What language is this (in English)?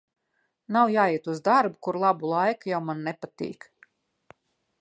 Latvian